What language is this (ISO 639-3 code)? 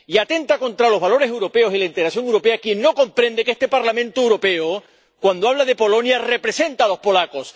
spa